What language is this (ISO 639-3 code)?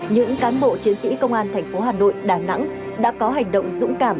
vie